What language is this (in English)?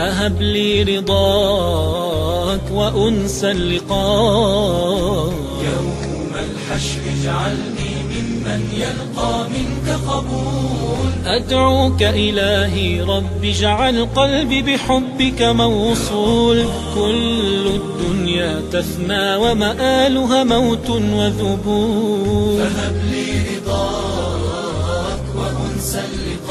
Arabic